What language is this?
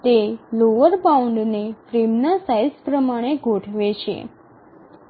Gujarati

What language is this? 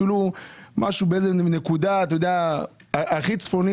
Hebrew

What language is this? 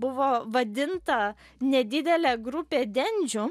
Lithuanian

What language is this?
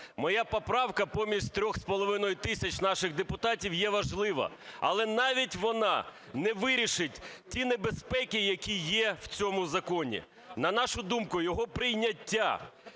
Ukrainian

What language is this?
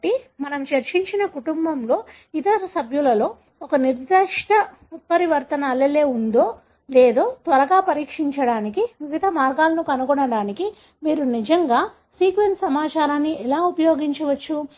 Telugu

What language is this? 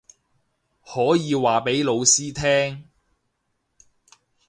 Cantonese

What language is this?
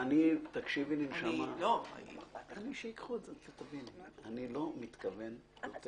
Hebrew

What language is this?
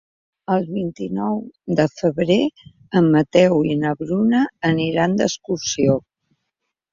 Catalan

